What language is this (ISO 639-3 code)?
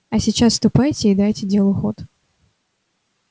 rus